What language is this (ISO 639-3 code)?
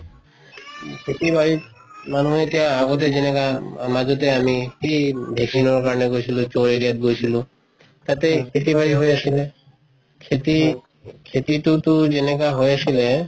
asm